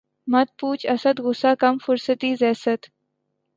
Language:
Urdu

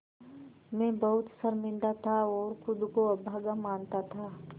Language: Hindi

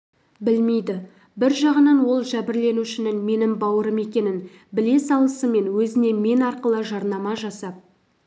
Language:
Kazakh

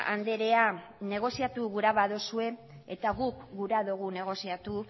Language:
Basque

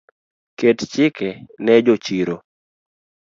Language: Luo (Kenya and Tanzania)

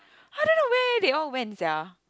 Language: English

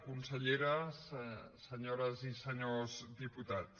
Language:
Catalan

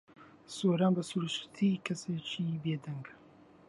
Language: Central Kurdish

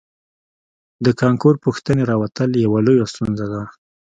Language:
Pashto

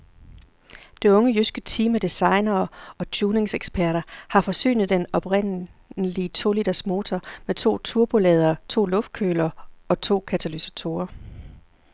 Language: Danish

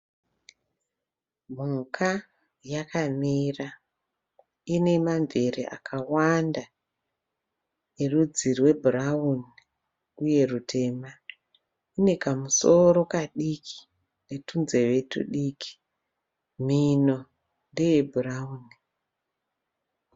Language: Shona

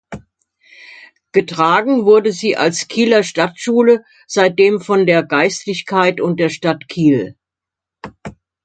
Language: German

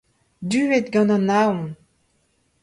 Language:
Breton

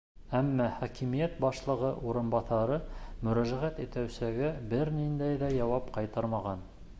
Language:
Bashkir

